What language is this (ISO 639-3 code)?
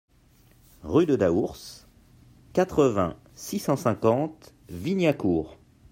fra